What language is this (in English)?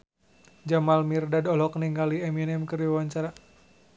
Sundanese